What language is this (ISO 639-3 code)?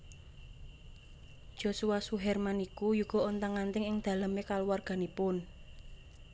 jav